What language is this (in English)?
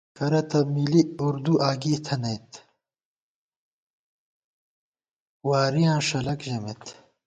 Gawar-Bati